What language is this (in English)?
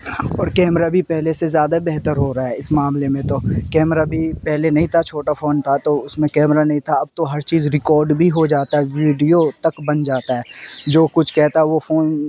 Urdu